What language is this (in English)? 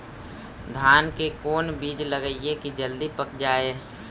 Magahi